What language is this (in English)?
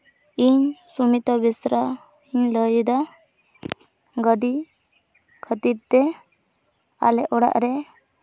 Santali